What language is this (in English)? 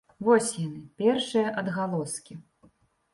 Belarusian